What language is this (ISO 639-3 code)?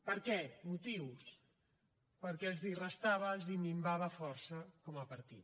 cat